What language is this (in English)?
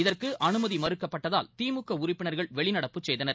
Tamil